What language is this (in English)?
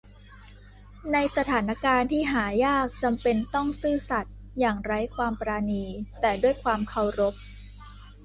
Thai